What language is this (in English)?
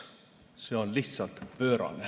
Estonian